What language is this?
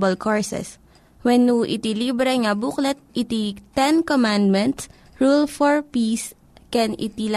Filipino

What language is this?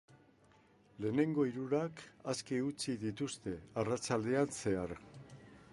Basque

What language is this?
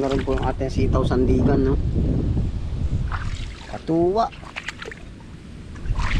Filipino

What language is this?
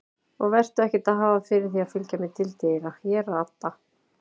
Icelandic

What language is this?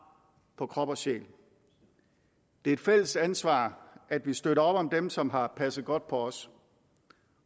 Danish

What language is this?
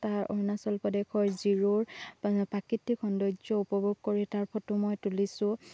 Assamese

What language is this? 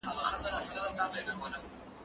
Pashto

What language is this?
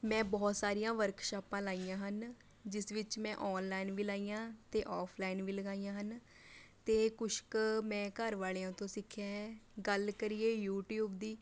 Punjabi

